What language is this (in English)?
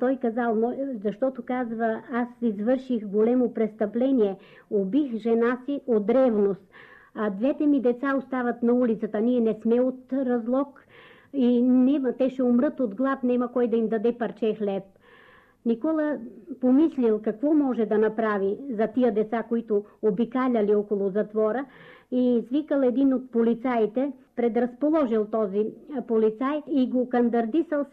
Bulgarian